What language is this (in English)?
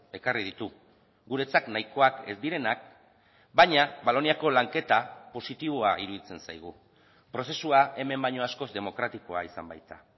Basque